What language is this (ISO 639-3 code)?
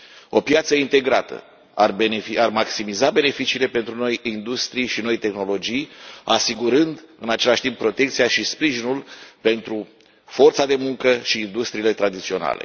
ron